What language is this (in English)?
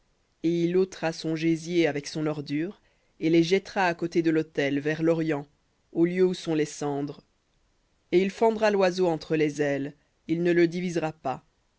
French